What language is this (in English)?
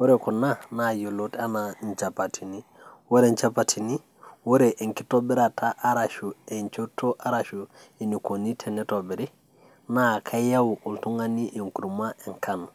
Masai